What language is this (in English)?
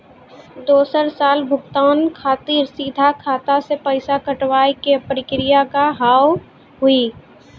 Maithili